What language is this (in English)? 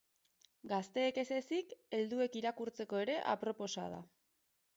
Basque